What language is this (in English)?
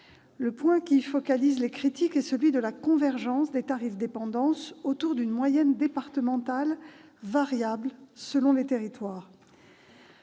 French